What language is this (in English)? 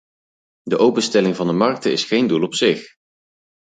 Dutch